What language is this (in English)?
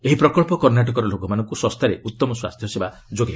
Odia